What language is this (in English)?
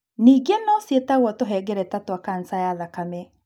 Kikuyu